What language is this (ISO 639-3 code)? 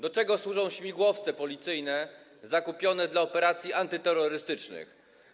pol